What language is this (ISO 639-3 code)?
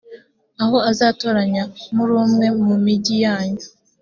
kin